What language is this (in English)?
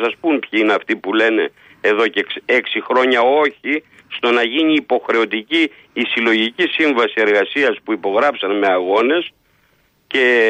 Greek